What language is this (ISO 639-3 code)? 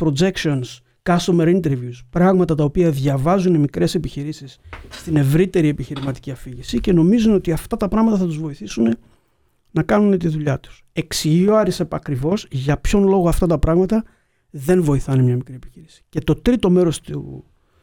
ell